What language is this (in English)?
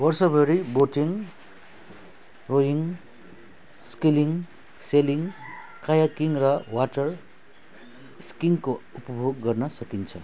Nepali